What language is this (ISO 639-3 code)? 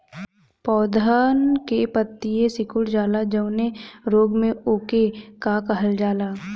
bho